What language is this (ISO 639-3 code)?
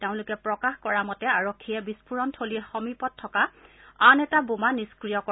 asm